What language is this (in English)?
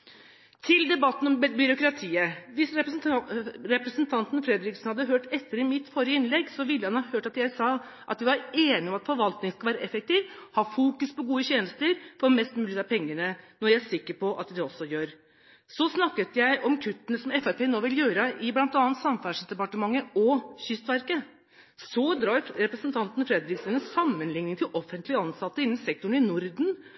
Norwegian Bokmål